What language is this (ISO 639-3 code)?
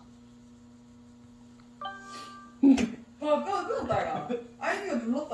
kor